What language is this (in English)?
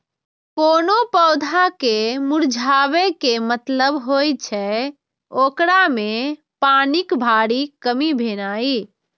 Maithili